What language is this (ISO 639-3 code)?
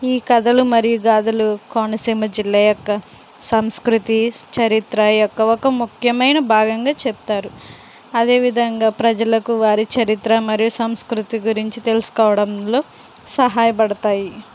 tel